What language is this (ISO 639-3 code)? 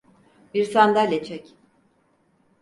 tur